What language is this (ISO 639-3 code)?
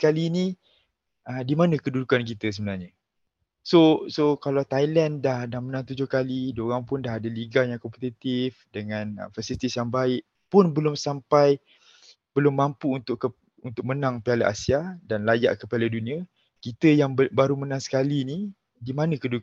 msa